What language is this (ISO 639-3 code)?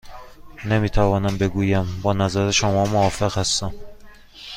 fas